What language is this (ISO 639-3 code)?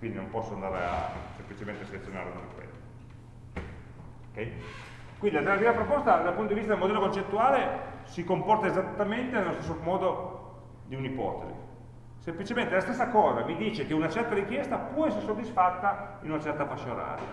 ita